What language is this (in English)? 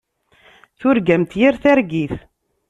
Kabyle